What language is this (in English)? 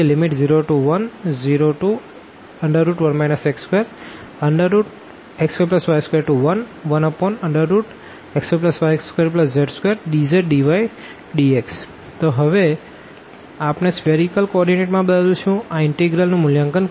Gujarati